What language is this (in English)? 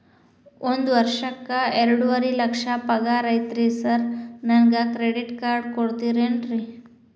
Kannada